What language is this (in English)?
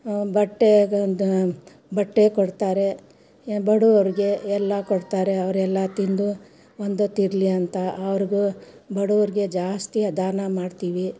Kannada